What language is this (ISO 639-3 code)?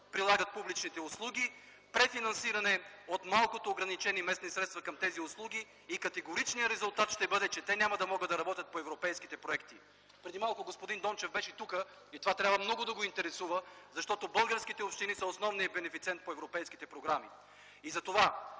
bul